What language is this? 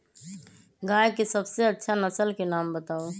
Magahi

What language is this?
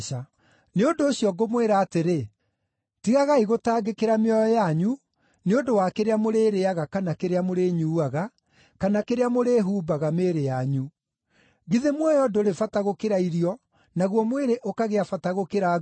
Kikuyu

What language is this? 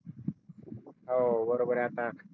Marathi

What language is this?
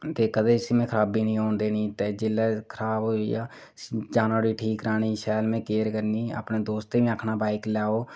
Dogri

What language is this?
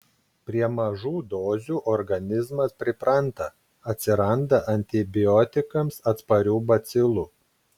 Lithuanian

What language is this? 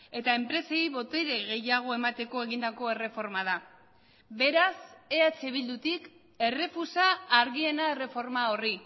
Basque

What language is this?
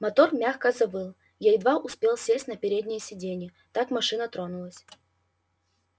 Russian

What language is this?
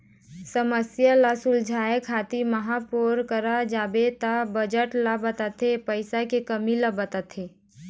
Chhattisgarhi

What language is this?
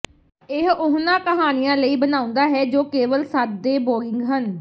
Punjabi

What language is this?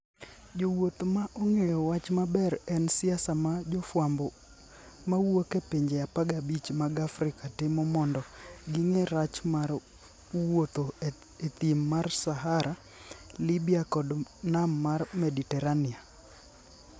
Luo (Kenya and Tanzania)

